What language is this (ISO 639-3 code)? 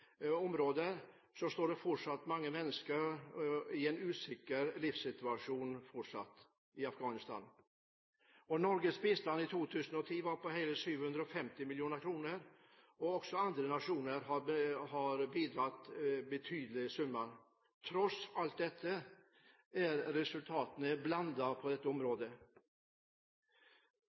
nob